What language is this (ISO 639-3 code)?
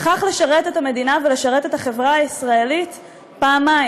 heb